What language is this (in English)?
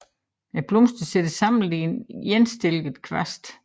Danish